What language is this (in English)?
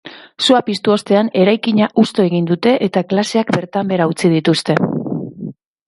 Basque